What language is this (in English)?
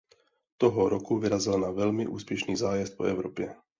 Czech